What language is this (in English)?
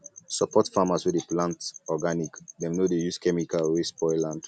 Nigerian Pidgin